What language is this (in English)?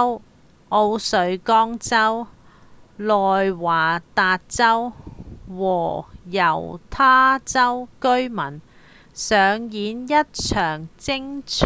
Cantonese